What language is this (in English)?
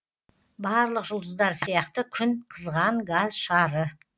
Kazakh